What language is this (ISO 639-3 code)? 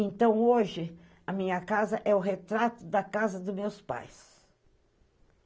por